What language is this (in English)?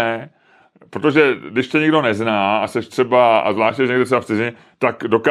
Czech